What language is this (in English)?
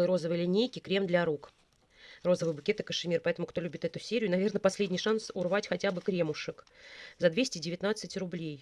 Russian